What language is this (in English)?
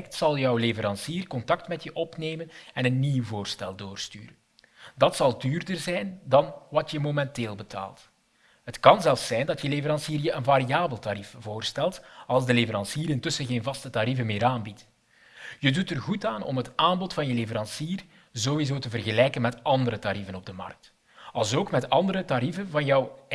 Dutch